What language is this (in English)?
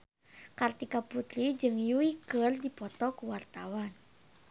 Sundanese